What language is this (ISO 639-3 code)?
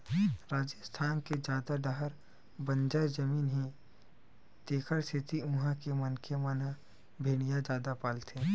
hne